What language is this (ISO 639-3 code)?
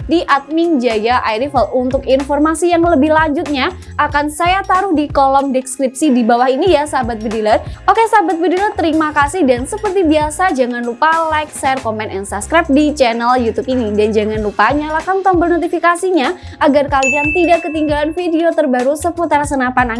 ind